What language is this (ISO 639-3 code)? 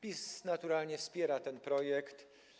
pol